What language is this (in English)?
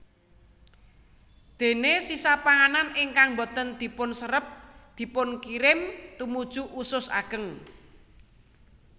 Javanese